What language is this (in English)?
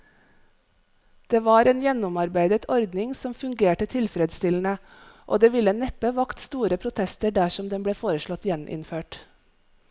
Norwegian